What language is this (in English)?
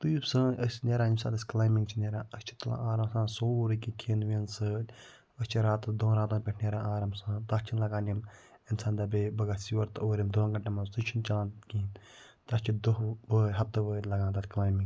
Kashmiri